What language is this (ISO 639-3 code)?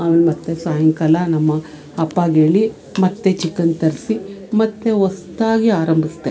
kan